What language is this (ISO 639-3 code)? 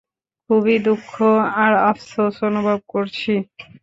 ben